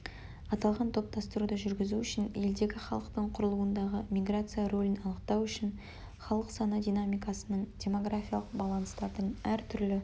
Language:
Kazakh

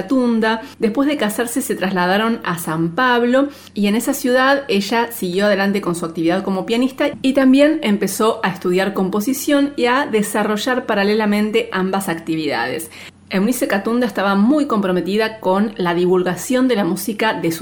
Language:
Spanish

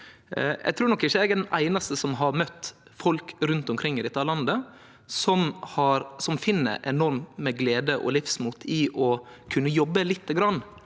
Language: Norwegian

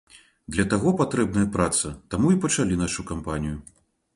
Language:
Belarusian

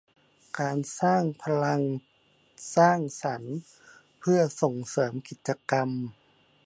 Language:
Thai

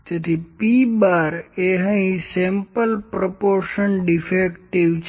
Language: Gujarati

